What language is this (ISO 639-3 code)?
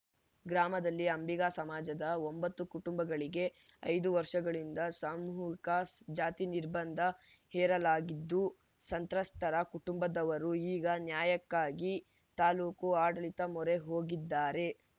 kan